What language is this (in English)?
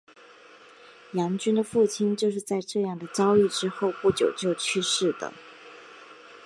Chinese